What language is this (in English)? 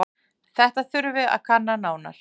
Icelandic